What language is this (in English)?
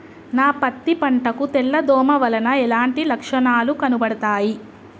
Telugu